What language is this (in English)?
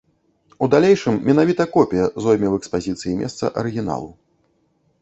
Belarusian